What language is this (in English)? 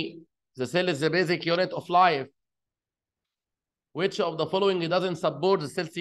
Arabic